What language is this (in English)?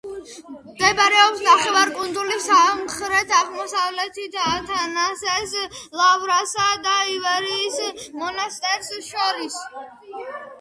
Georgian